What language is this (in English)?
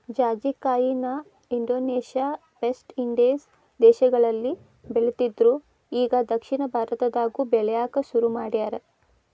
Kannada